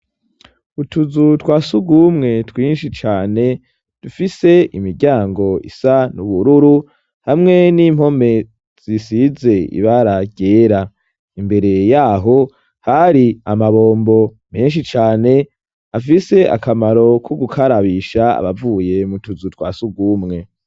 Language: Rundi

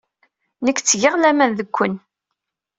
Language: Kabyle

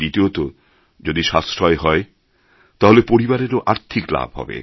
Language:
Bangla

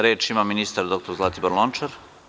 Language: Serbian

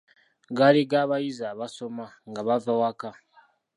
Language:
Ganda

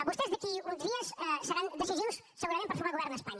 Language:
Catalan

